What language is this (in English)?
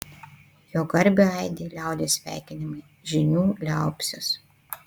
Lithuanian